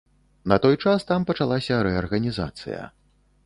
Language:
Belarusian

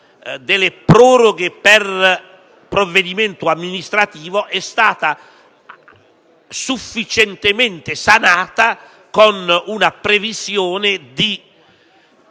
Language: Italian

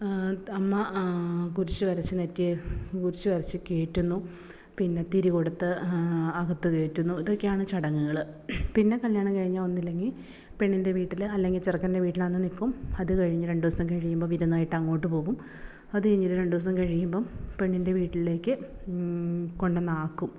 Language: Malayalam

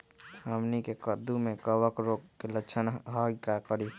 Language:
Magahi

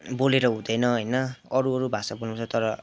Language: Nepali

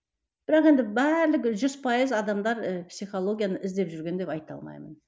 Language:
Kazakh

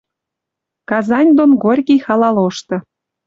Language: Western Mari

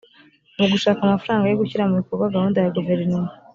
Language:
Kinyarwanda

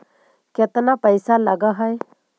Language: Magahi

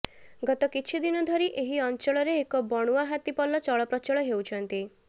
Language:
Odia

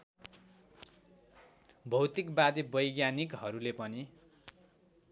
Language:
Nepali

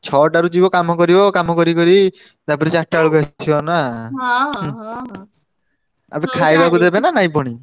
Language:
Odia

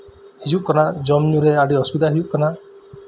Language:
Santali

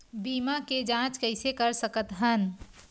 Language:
Chhattisgarhi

